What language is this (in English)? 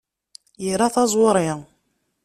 Kabyle